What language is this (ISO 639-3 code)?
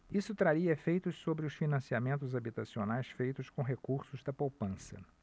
por